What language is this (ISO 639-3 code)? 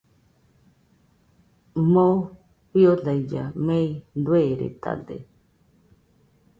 hux